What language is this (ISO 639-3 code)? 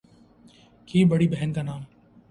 urd